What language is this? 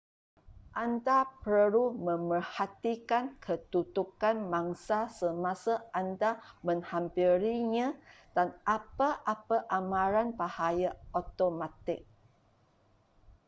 Malay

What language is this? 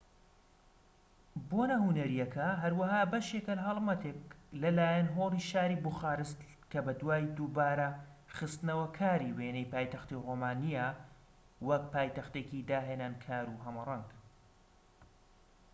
Central Kurdish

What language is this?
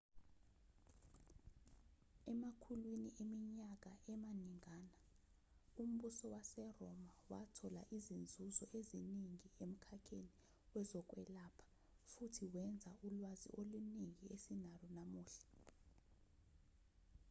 Zulu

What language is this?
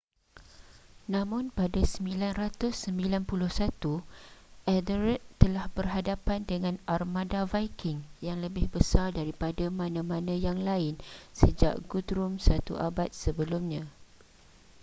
Malay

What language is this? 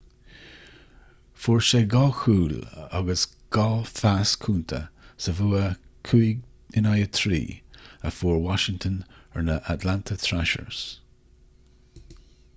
Irish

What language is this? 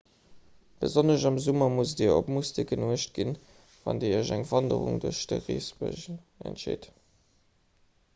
Luxembourgish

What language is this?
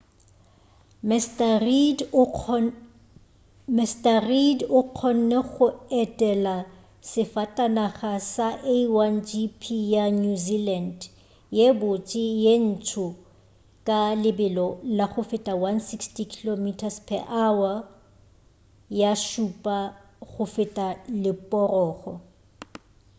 Northern Sotho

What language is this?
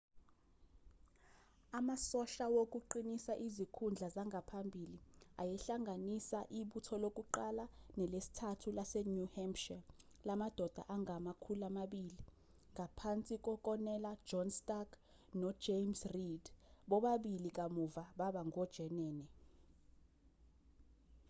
Zulu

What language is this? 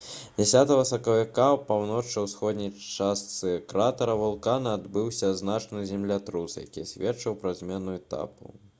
Belarusian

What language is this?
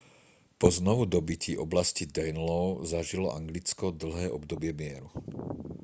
Slovak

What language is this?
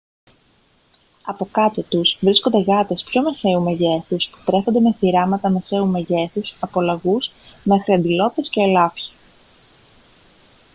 Greek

